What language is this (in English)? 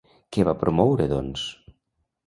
Catalan